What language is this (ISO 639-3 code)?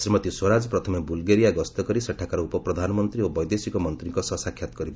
ori